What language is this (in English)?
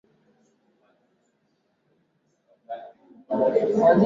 Swahili